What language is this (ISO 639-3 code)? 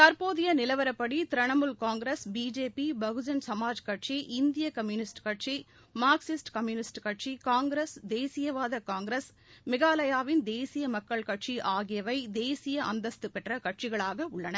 tam